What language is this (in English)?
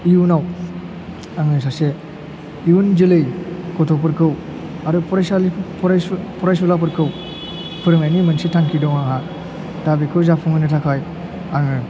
Bodo